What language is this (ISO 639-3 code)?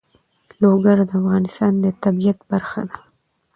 pus